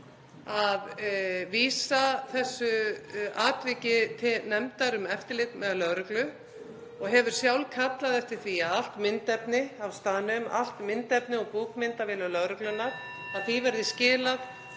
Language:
Icelandic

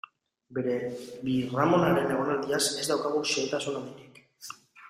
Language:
Basque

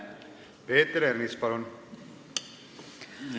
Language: Estonian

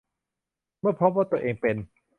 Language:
Thai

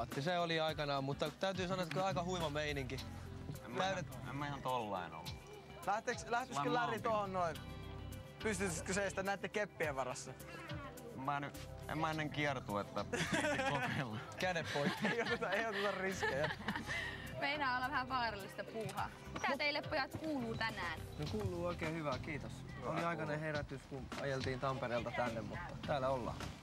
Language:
Finnish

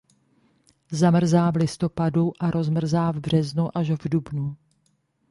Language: Czech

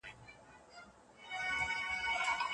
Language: Pashto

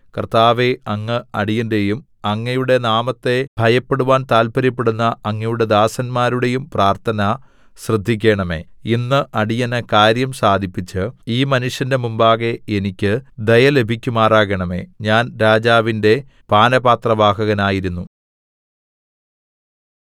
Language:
Malayalam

